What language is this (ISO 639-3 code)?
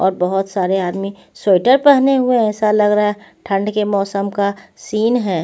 hin